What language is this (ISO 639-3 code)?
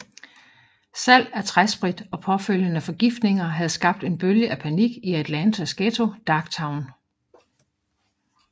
dan